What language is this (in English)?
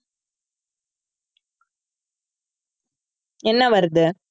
Tamil